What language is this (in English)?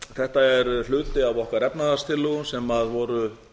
Icelandic